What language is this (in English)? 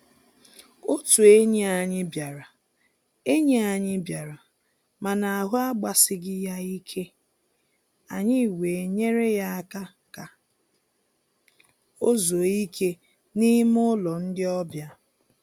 Igbo